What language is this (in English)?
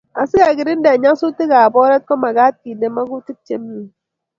Kalenjin